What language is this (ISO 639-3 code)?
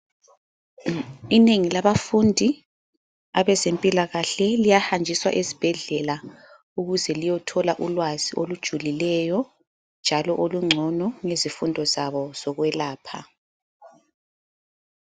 nde